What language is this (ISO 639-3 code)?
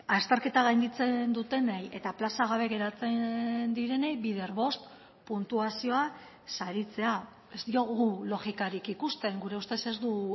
eus